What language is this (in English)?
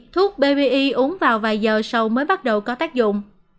Vietnamese